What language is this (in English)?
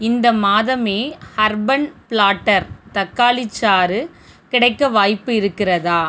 Tamil